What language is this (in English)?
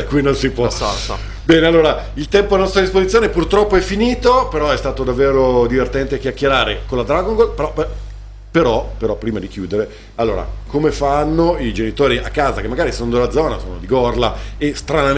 Italian